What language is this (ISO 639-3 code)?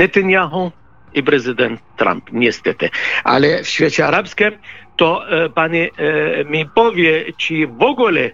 pol